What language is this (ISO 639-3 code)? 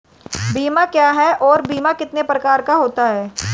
hin